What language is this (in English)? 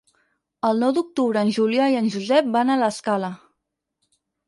Catalan